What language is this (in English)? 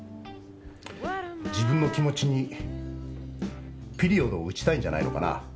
Japanese